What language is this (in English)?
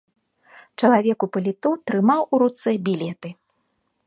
Belarusian